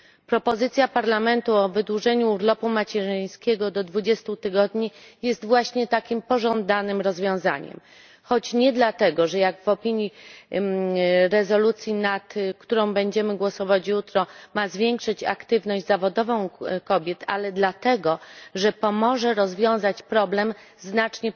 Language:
Polish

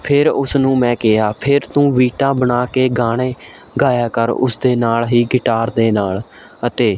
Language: Punjabi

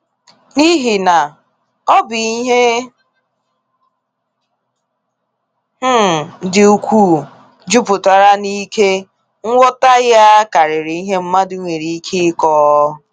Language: Igbo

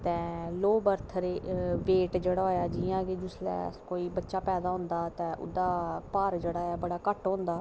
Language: Dogri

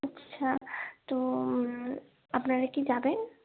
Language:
Bangla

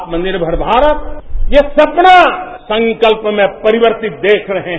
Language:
Hindi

